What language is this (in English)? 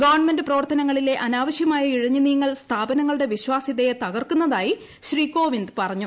Malayalam